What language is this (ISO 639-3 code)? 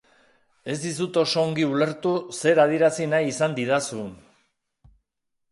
eus